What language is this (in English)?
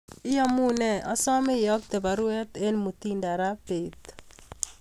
Kalenjin